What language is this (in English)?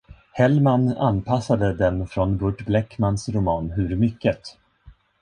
Swedish